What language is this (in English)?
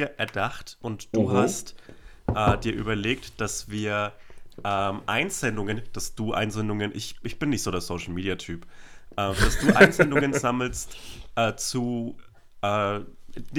German